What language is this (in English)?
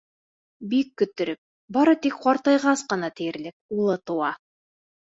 Bashkir